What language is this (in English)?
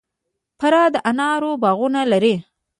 Pashto